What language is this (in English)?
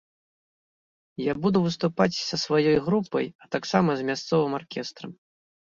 Belarusian